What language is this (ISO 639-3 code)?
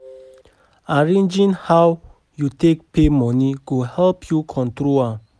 pcm